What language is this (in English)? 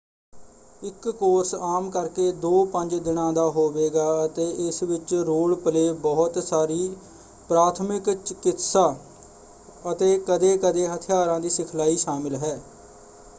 Punjabi